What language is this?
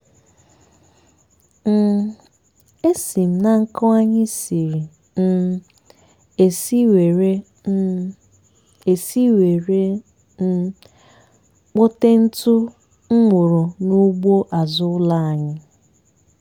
Igbo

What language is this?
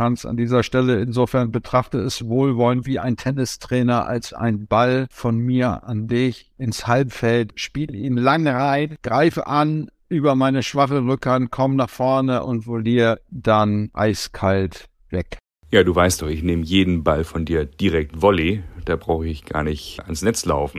German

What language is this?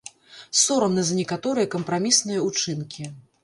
Belarusian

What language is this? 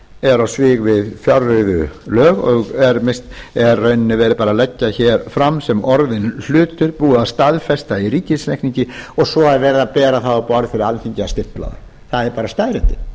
Icelandic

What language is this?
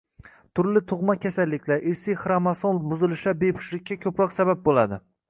Uzbek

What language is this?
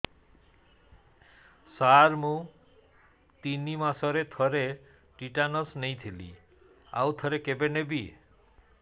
Odia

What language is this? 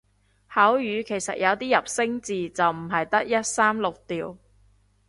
Cantonese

